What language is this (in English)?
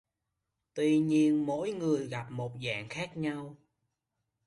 Vietnamese